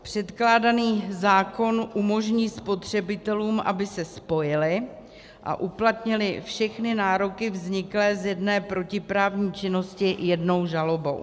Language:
Czech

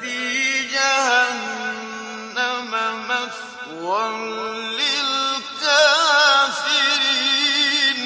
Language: Arabic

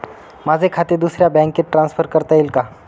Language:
Marathi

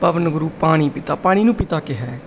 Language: Punjabi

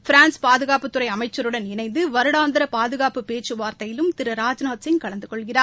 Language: Tamil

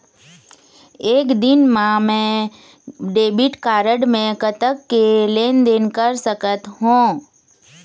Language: Chhattisgarhi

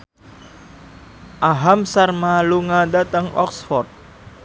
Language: Javanese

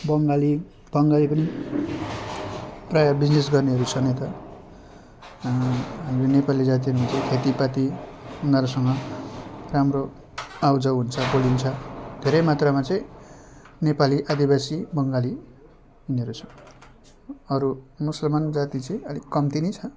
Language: Nepali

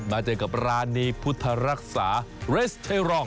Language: Thai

